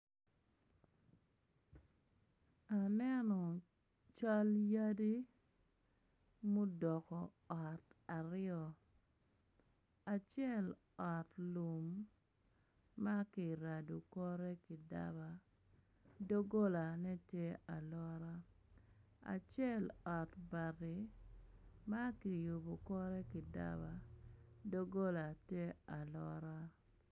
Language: Acoli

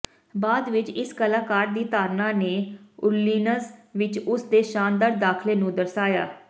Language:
Punjabi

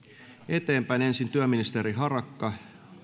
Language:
Finnish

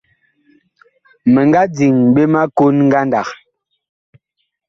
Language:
Bakoko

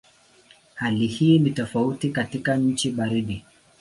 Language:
Swahili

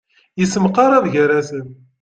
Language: Kabyle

